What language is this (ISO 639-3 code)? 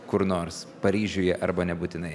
lit